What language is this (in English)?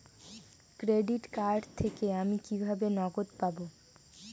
Bangla